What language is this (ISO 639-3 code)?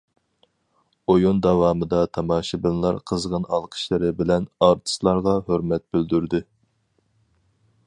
uig